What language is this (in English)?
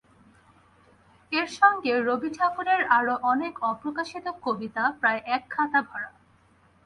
Bangla